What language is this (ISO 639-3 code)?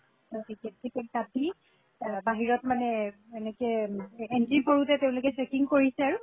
asm